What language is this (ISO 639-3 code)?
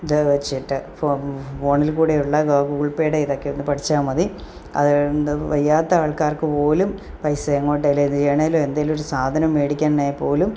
mal